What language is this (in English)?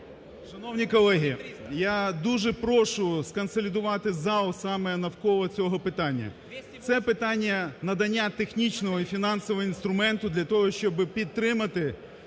Ukrainian